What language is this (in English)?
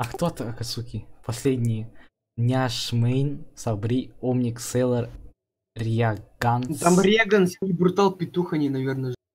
Russian